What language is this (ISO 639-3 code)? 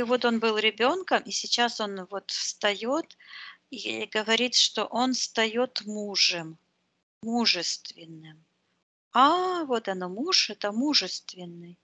rus